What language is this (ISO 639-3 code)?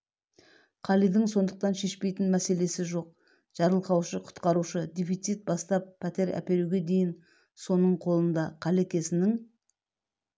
kaz